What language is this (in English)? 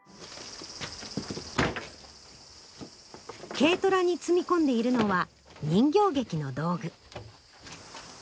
Japanese